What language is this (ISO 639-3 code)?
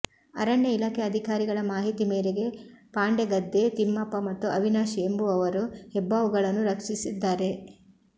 kan